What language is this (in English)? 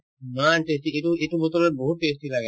Assamese